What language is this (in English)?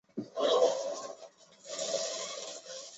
Chinese